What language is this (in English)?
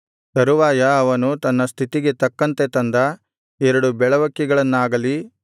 Kannada